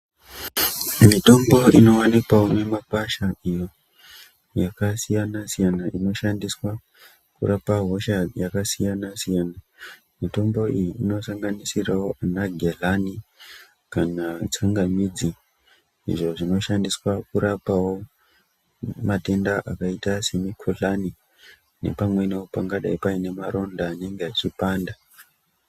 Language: Ndau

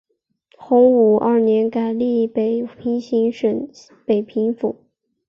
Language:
Chinese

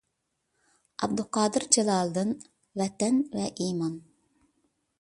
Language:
Uyghur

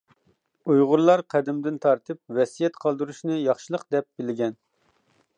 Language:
Uyghur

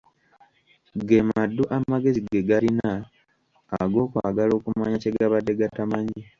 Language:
Ganda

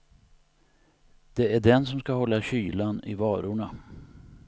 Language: Swedish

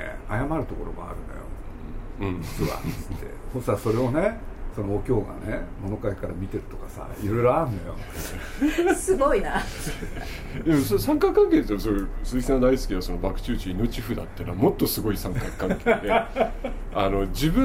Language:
Japanese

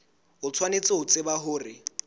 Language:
Southern Sotho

